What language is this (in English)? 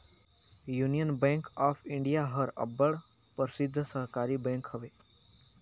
Chhattisgarhi